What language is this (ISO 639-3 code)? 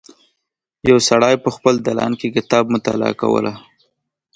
pus